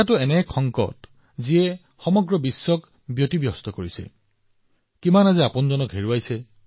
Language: Assamese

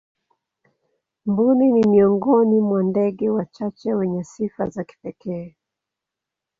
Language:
Swahili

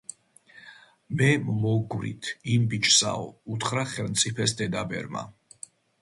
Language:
Georgian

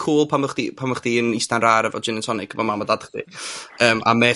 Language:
Welsh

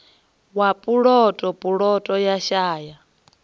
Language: Venda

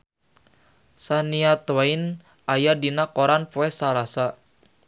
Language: Sundanese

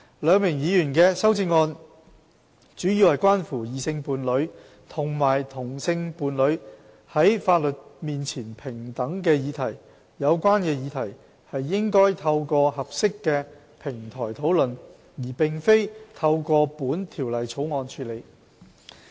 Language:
Cantonese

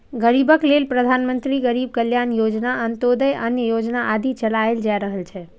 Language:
Maithili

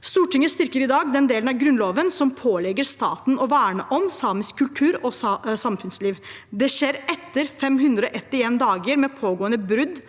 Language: Norwegian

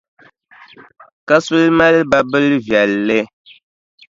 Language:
Dagbani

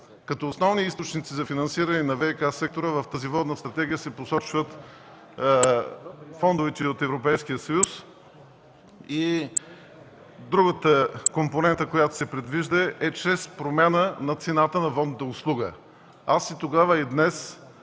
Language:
Bulgarian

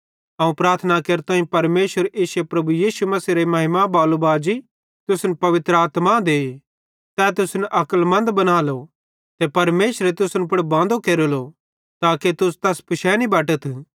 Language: Bhadrawahi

